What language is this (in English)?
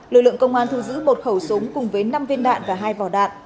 Vietnamese